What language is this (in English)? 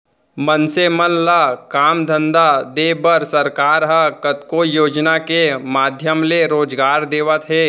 Chhattisgarhi